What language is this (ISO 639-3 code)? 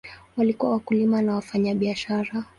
swa